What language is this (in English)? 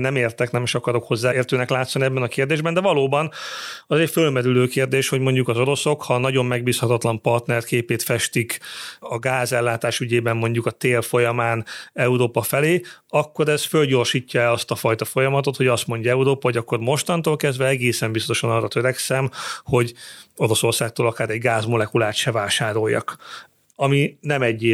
Hungarian